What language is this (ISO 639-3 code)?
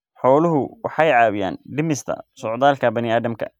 som